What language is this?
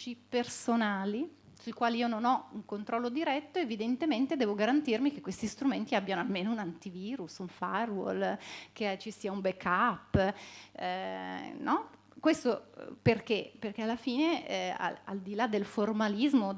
Italian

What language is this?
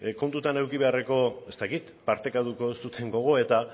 Basque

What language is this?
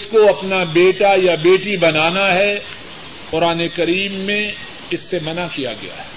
Urdu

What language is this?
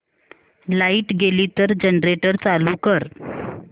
Marathi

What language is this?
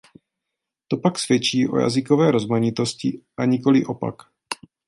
Czech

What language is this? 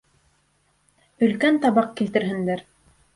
Bashkir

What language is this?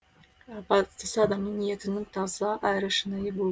Kazakh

